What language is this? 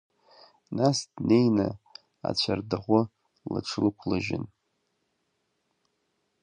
Abkhazian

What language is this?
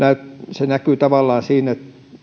Finnish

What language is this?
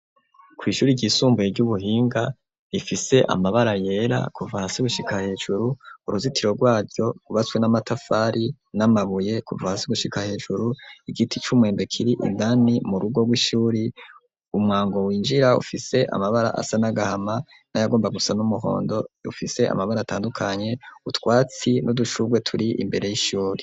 Rundi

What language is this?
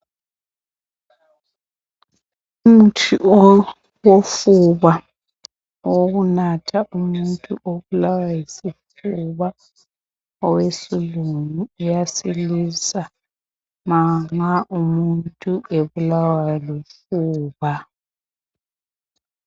North Ndebele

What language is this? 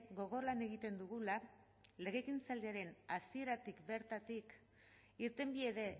Basque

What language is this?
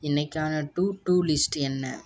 Tamil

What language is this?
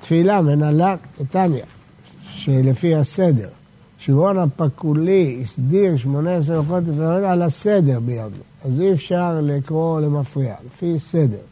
Hebrew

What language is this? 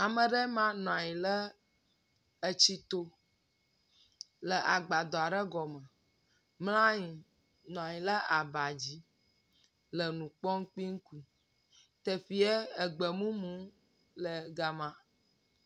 Ewe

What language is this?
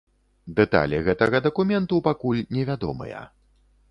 Belarusian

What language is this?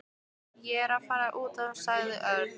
Icelandic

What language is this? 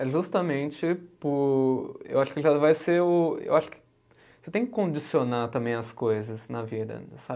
Portuguese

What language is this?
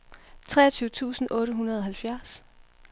Danish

